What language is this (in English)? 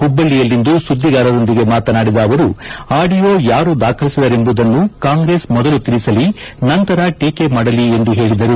Kannada